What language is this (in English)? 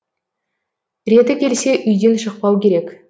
Kazakh